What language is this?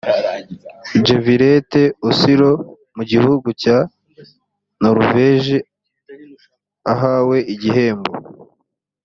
Kinyarwanda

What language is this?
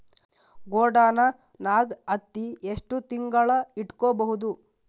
Kannada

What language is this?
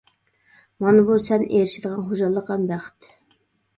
Uyghur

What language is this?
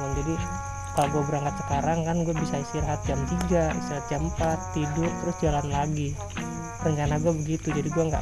Indonesian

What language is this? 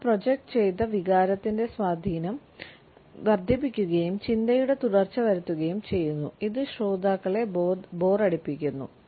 Malayalam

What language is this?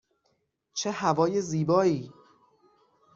Persian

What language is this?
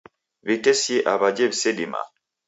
Taita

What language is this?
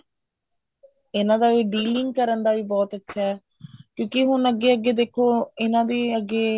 Punjabi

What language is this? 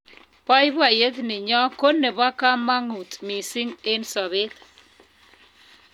Kalenjin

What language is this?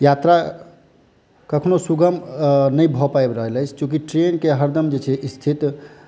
Maithili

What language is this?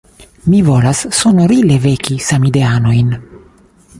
Esperanto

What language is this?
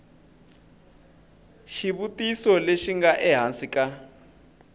Tsonga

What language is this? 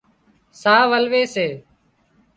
Wadiyara Koli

